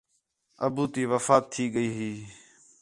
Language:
Khetrani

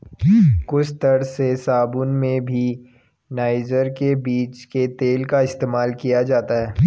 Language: Hindi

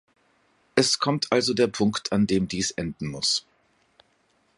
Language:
German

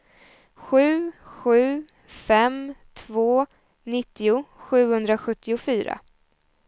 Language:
Swedish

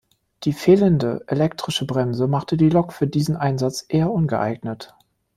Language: German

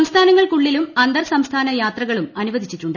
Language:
Malayalam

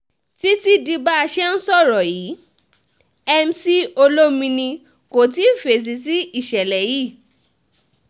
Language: Yoruba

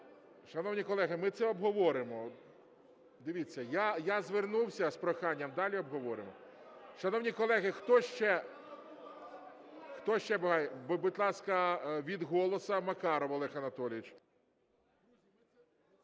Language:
Ukrainian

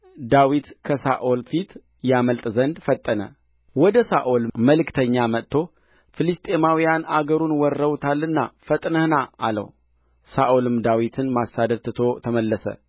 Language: Amharic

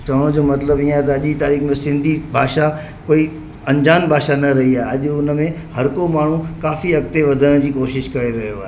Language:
Sindhi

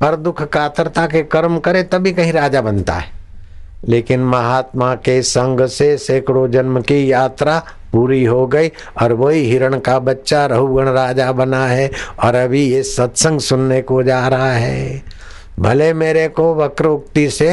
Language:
Hindi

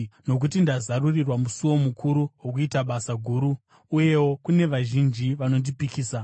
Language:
Shona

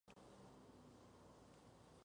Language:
Spanish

